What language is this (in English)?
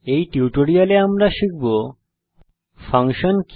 Bangla